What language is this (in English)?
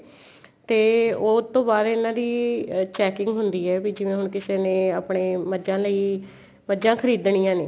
Punjabi